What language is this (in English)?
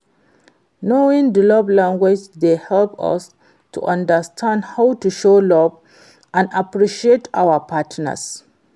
Nigerian Pidgin